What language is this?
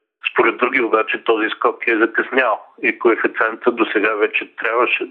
Bulgarian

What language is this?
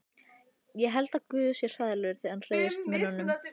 Icelandic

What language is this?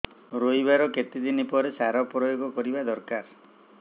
Odia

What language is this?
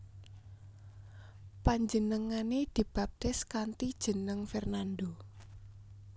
Javanese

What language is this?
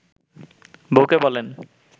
Bangla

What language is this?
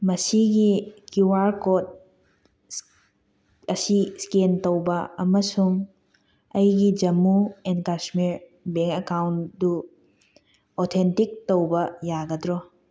Manipuri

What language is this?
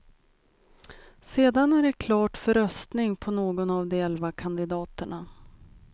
Swedish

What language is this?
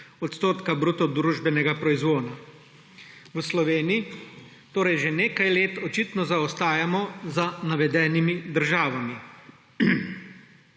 Slovenian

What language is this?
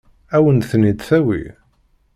Kabyle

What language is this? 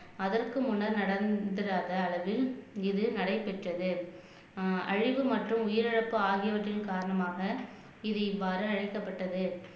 Tamil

